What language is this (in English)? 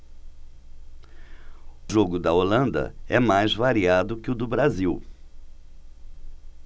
Portuguese